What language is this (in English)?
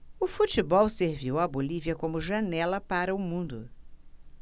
Portuguese